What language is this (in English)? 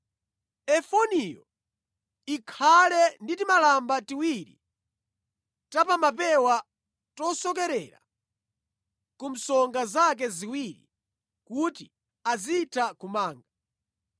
Nyanja